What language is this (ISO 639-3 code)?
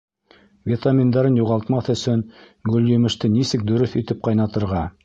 bak